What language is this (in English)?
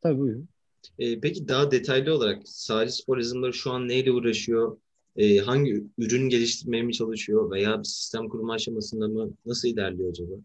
Turkish